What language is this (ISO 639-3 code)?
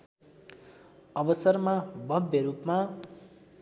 nep